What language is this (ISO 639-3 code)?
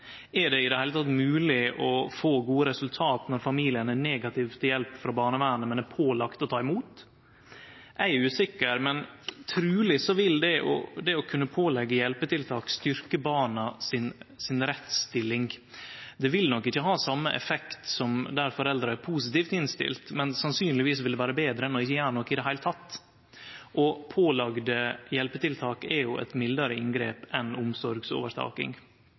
nno